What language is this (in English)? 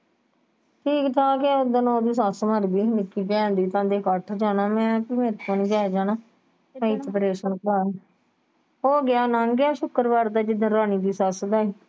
Punjabi